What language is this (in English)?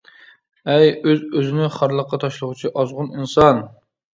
Uyghur